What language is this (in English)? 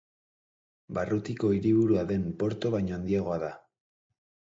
Basque